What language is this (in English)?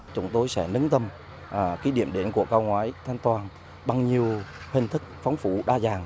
Vietnamese